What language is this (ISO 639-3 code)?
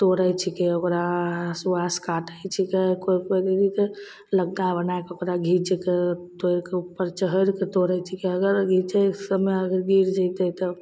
mai